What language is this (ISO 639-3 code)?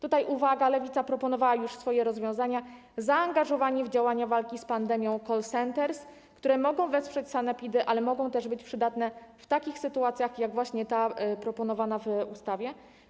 pol